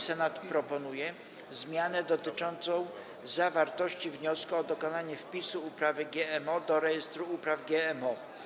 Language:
Polish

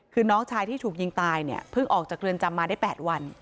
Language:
Thai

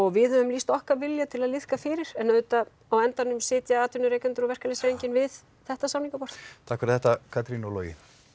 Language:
Icelandic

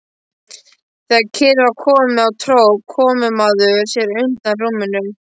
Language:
Icelandic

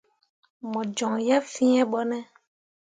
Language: Mundang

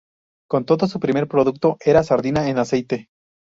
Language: Spanish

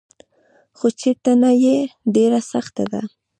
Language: Pashto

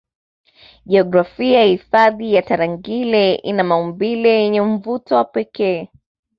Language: Swahili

